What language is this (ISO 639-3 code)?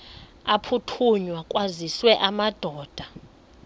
xho